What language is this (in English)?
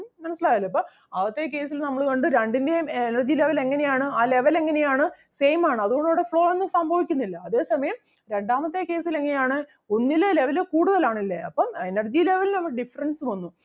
Malayalam